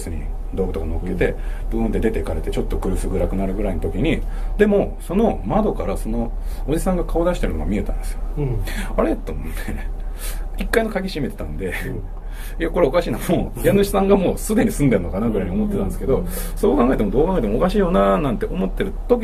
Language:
Japanese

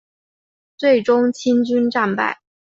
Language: Chinese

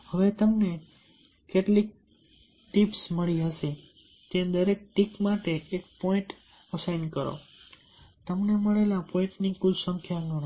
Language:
Gujarati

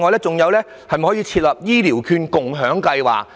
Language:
Cantonese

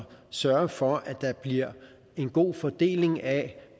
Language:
Danish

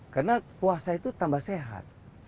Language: Indonesian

